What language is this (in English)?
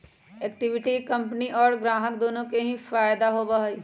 Magahi